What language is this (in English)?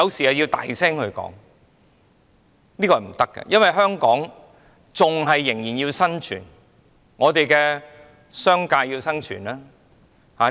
Cantonese